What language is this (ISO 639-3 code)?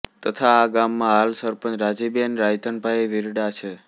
guj